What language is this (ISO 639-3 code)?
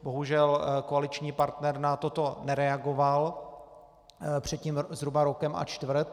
ces